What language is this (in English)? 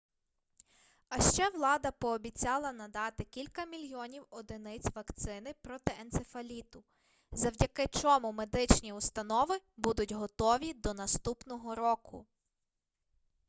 Ukrainian